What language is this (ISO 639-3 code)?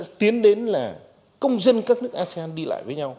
vie